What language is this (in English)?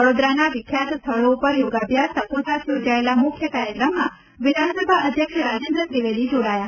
Gujarati